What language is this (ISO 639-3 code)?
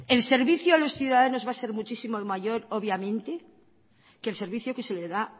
spa